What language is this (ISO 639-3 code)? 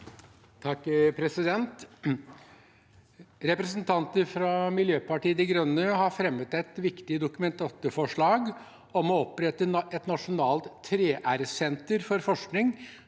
nor